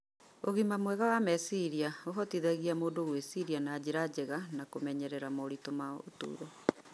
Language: Kikuyu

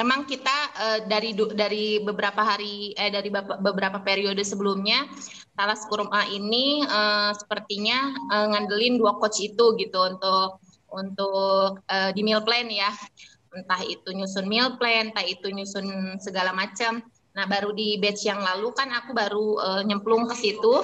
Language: Indonesian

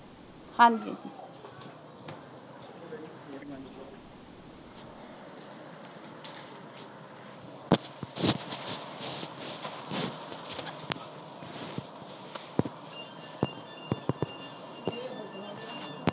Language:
Punjabi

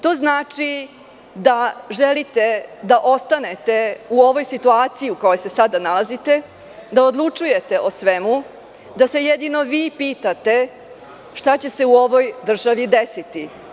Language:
Serbian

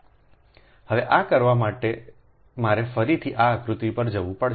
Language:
Gujarati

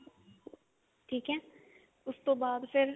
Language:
Punjabi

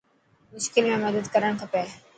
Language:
Dhatki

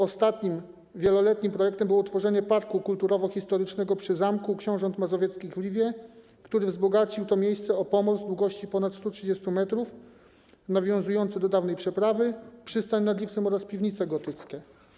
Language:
Polish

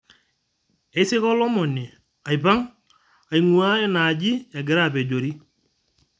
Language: Masai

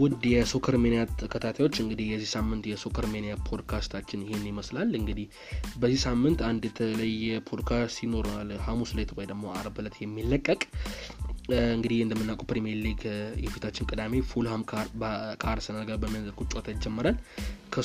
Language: Amharic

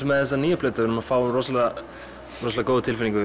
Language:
Icelandic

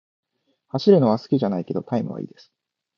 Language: Japanese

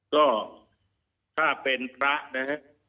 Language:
Thai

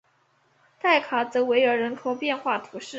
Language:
Chinese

